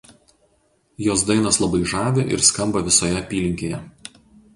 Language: Lithuanian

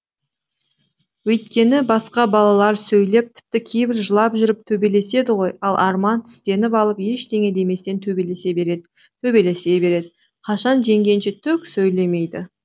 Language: Kazakh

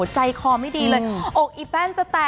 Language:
Thai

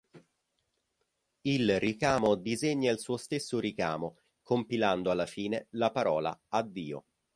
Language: Italian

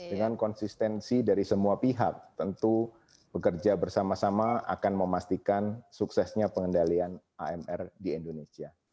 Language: Indonesian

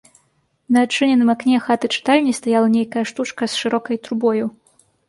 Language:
Belarusian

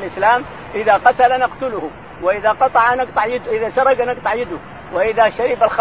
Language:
Arabic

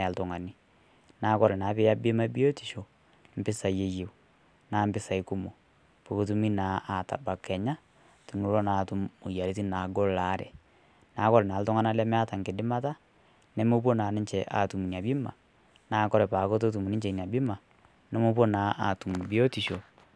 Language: Masai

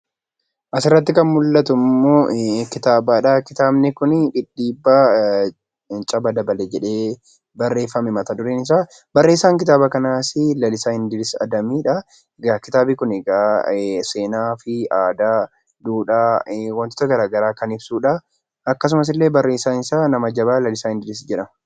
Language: Oromo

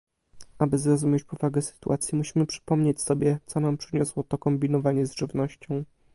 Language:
Polish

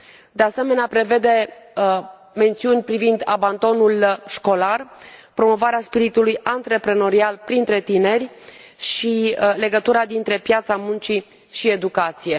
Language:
Romanian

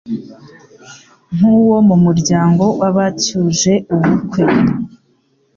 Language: Kinyarwanda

